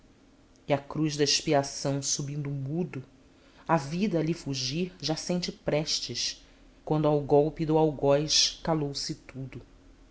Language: Portuguese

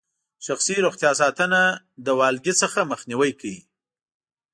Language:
Pashto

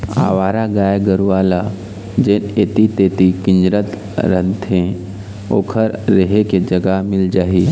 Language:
Chhattisgarhi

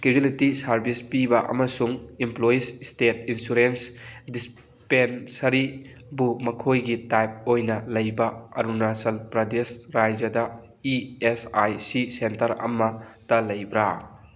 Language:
Manipuri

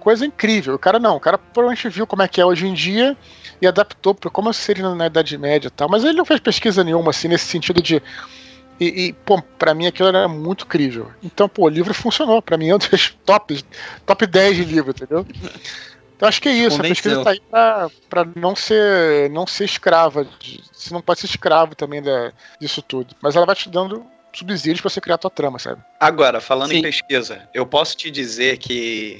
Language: Portuguese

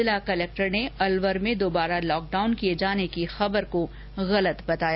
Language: Hindi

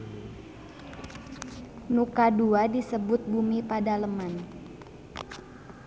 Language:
Sundanese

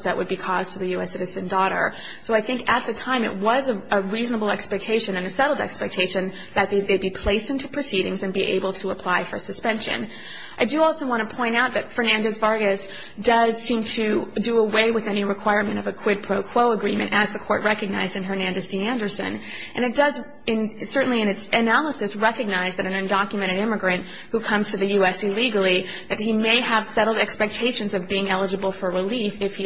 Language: English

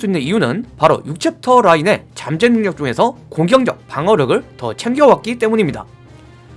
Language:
Korean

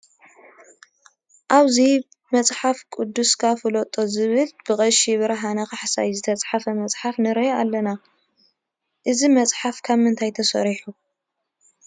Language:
Tigrinya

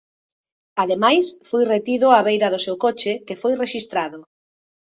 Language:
Galician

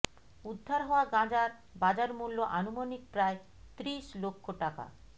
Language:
Bangla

